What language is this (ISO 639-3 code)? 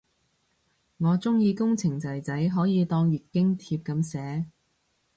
yue